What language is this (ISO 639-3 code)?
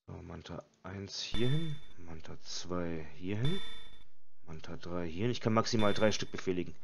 deu